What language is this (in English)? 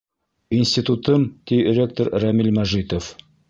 Bashkir